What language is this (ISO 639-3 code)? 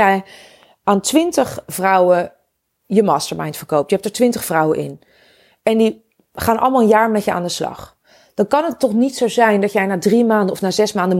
nld